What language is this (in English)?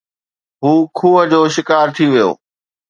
Sindhi